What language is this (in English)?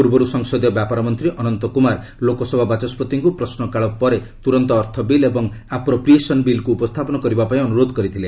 Odia